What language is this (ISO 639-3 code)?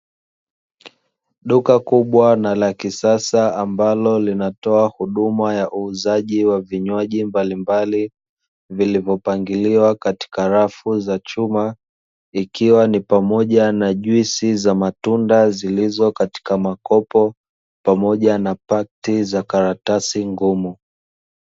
swa